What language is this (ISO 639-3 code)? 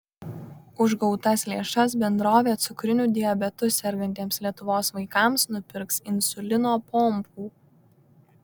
lit